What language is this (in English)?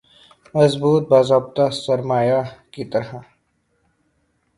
Urdu